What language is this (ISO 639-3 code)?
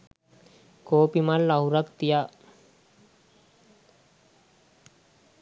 sin